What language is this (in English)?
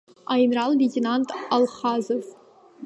Abkhazian